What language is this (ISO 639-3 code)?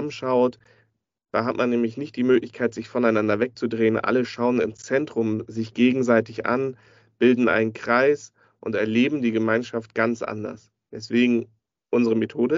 deu